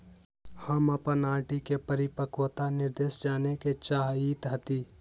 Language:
Magahi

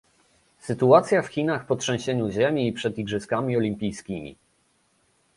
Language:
Polish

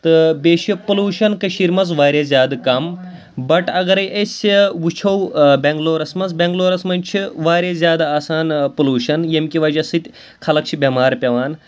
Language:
Kashmiri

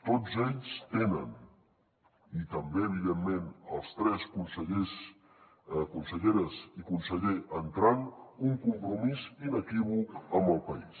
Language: Catalan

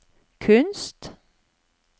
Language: Norwegian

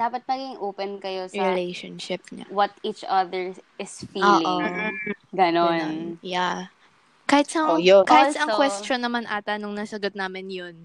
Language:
Filipino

